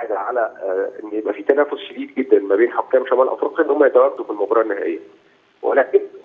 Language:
Arabic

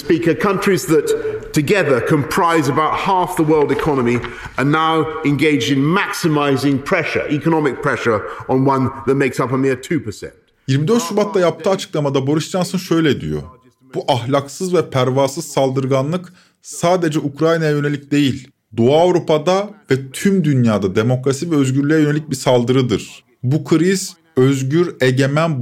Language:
Turkish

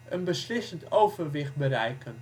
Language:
Dutch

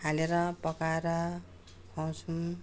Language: Nepali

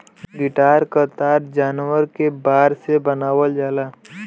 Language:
Bhojpuri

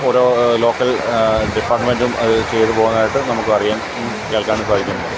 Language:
Malayalam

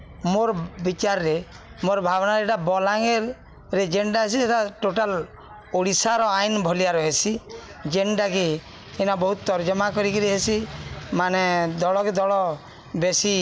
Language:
Odia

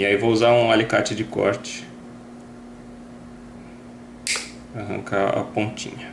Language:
Portuguese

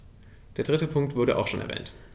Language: German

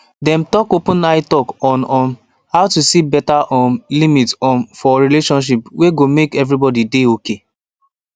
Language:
Nigerian Pidgin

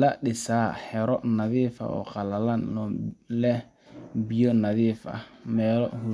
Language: Somali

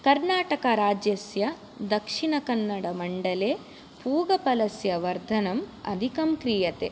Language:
Sanskrit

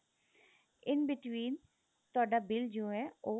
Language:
Punjabi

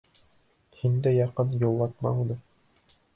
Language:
Bashkir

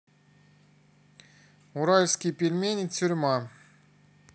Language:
Russian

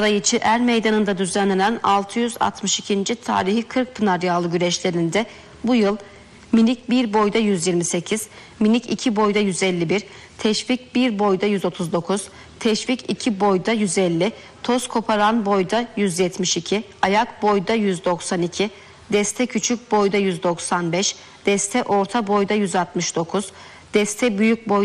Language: Turkish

